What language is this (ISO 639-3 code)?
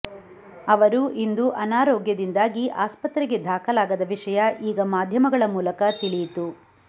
kan